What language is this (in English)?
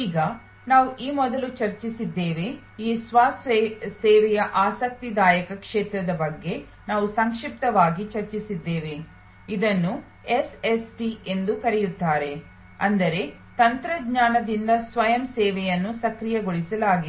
Kannada